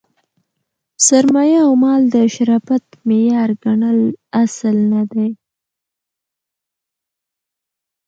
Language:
Pashto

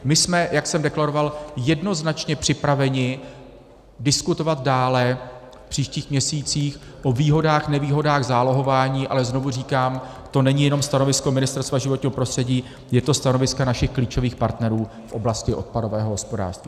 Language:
Czech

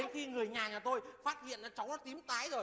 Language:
Vietnamese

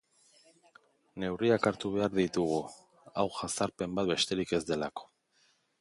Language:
Basque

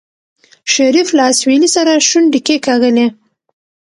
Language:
Pashto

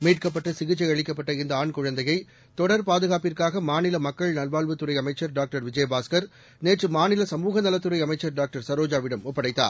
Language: Tamil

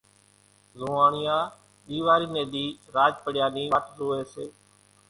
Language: Kachi Koli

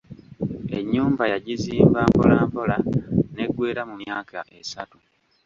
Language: Ganda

